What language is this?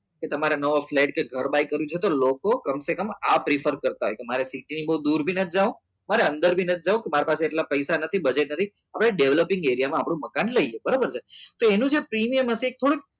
Gujarati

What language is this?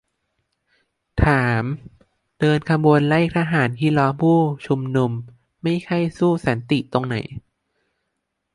Thai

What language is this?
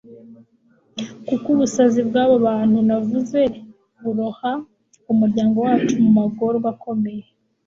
Kinyarwanda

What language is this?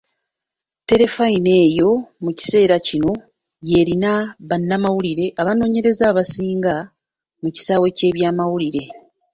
Ganda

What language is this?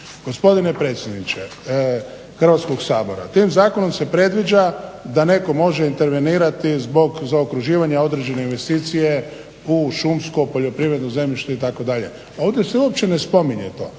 Croatian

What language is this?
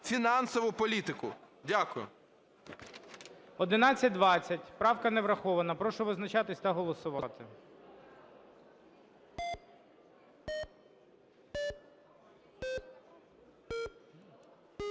Ukrainian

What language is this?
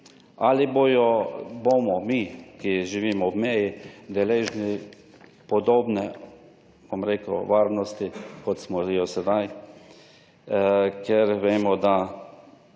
Slovenian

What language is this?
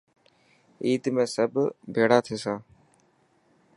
Dhatki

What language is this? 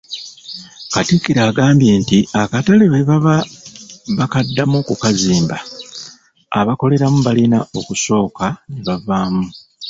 Ganda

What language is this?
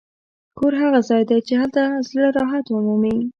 Pashto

